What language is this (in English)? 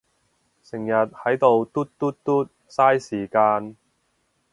Cantonese